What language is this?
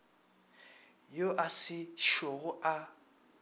Northern Sotho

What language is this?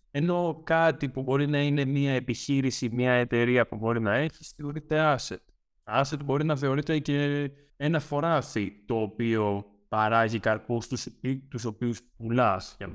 Greek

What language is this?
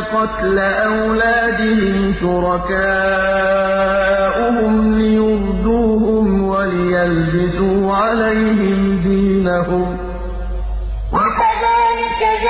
Arabic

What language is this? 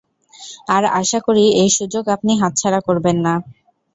Bangla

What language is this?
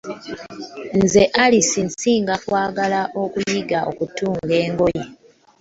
Ganda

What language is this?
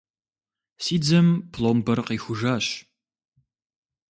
Kabardian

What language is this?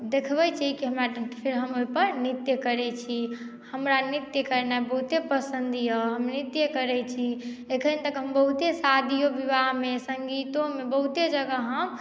Maithili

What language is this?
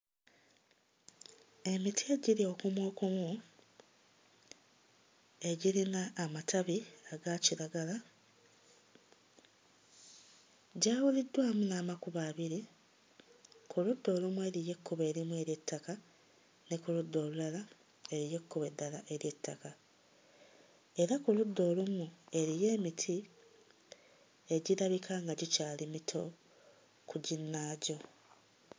Ganda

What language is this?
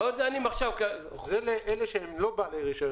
Hebrew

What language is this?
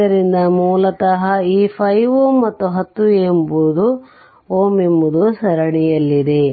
Kannada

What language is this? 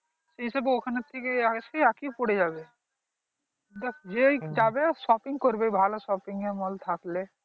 Bangla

